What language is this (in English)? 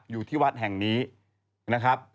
Thai